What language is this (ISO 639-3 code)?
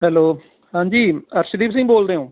pan